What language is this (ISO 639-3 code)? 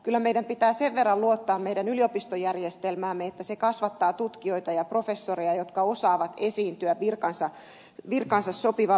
fin